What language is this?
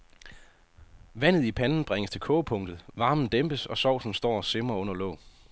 Danish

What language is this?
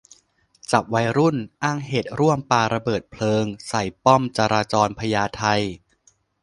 Thai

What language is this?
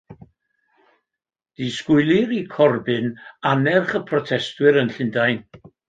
Welsh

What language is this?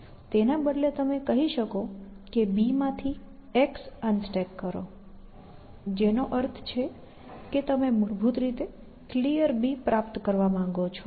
Gujarati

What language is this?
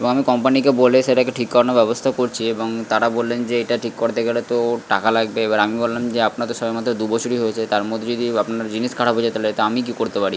Bangla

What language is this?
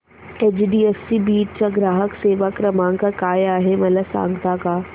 Marathi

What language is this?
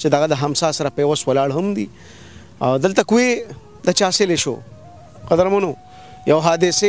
Arabic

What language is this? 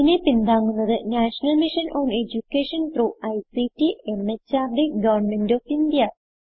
Malayalam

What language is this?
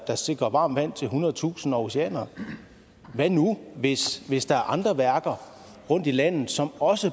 Danish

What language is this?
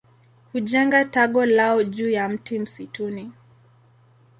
Swahili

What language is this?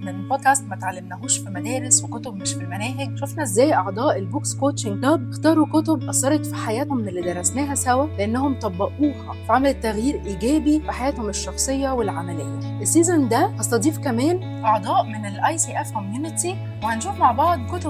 Arabic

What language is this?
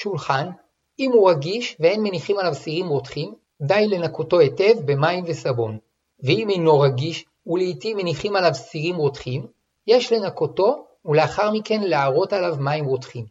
Hebrew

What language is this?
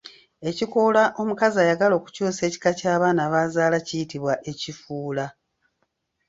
Ganda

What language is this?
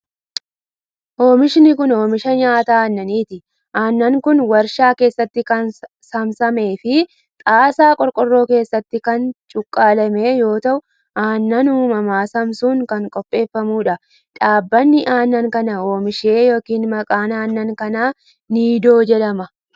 Oromo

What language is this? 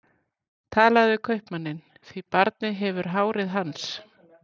Icelandic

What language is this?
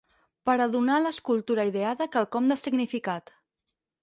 Catalan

